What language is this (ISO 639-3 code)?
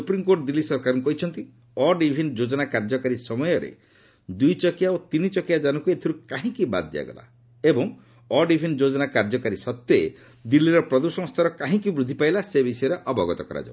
ori